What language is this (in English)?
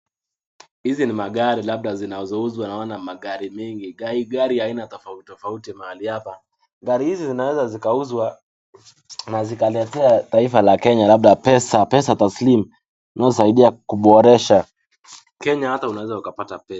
Swahili